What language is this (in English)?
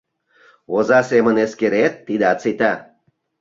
Mari